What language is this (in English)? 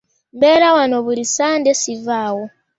Ganda